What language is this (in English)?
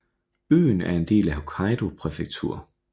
Danish